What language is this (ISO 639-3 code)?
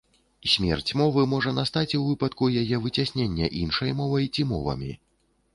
bel